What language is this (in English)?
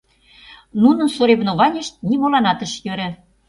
Mari